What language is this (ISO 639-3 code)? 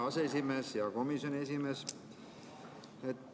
est